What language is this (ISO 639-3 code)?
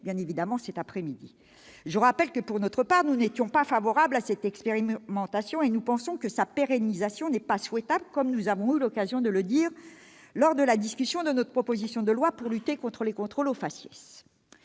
fra